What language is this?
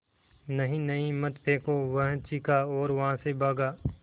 Hindi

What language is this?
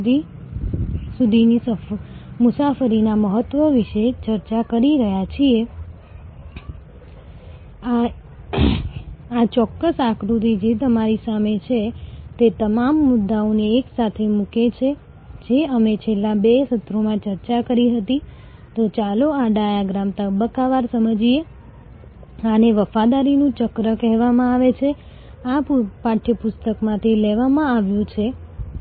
Gujarati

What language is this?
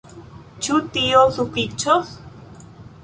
Esperanto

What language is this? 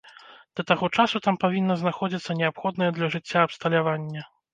Belarusian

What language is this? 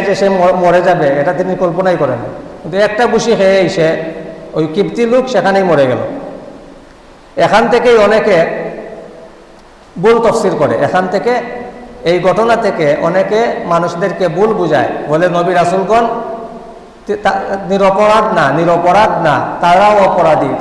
Indonesian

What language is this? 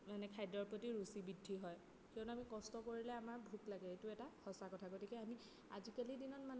Assamese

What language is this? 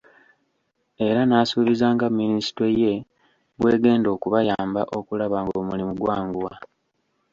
Ganda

